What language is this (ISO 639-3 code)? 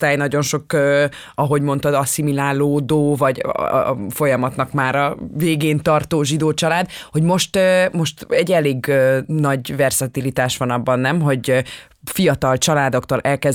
hun